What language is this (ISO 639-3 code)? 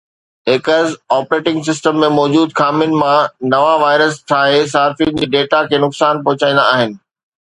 snd